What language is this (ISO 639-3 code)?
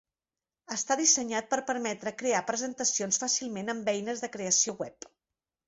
cat